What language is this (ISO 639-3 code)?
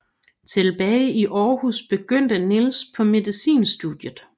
dan